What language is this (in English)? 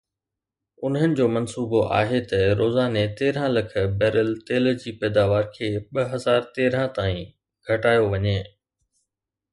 Sindhi